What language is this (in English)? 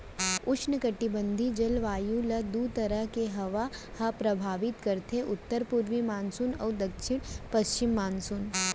Chhattisgarhi